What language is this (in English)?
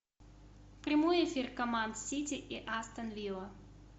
Russian